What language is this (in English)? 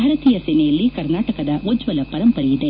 Kannada